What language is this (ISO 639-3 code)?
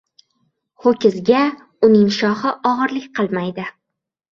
uzb